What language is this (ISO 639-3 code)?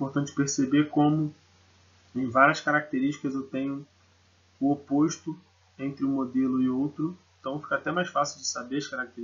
por